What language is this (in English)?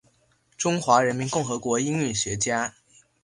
Chinese